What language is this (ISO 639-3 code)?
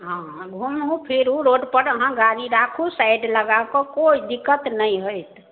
mai